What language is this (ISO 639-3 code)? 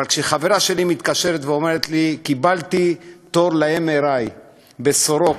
heb